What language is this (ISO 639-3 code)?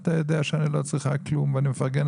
heb